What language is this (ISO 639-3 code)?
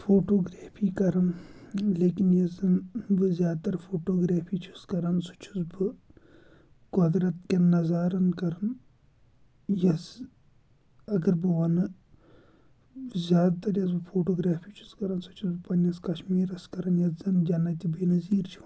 kas